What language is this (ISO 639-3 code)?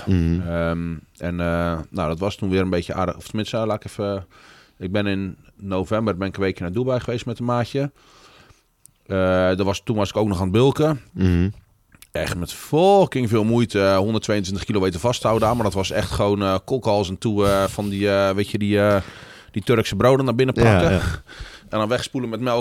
nld